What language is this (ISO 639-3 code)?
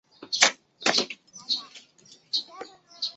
zho